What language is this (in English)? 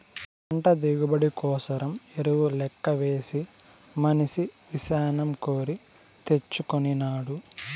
Telugu